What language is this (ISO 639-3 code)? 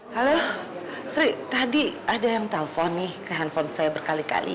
ind